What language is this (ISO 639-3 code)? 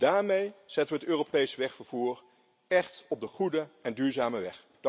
nld